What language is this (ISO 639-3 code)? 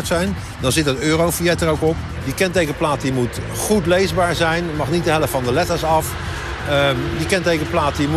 nld